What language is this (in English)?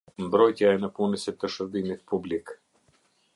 Albanian